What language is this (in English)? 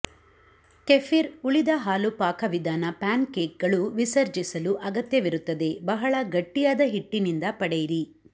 Kannada